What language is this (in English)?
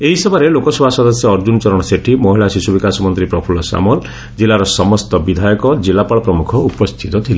Odia